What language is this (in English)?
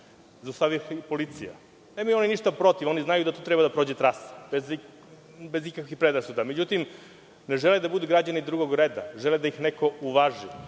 Serbian